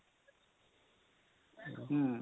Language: Odia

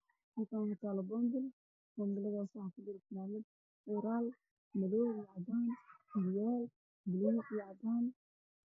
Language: Somali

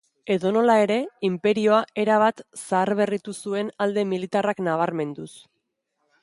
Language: Basque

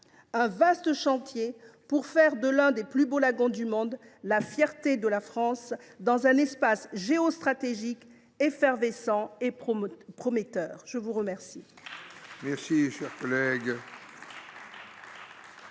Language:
French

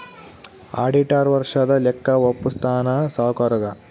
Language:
Kannada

